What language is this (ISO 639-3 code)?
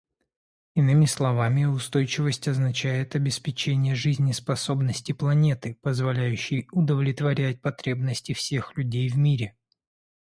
rus